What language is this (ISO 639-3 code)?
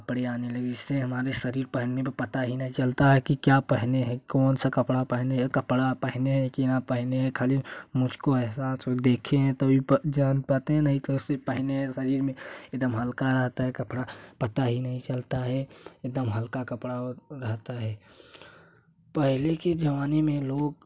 hin